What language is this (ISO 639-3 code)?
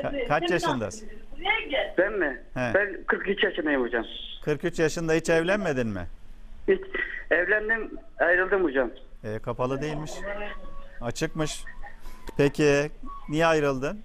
tur